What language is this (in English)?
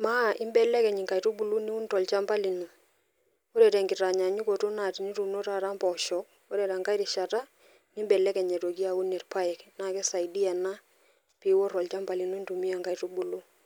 Masai